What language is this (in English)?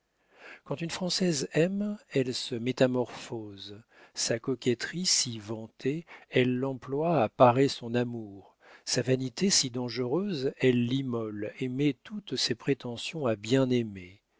French